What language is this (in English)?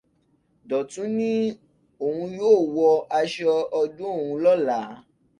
Yoruba